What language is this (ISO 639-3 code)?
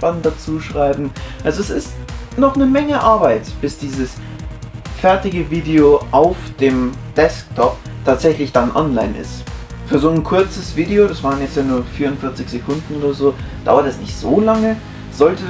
deu